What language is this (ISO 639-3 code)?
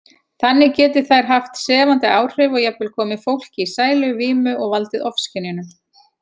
isl